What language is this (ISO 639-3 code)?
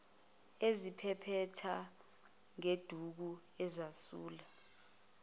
zul